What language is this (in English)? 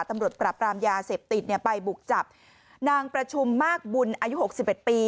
Thai